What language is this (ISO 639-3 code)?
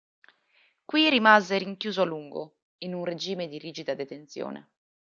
ita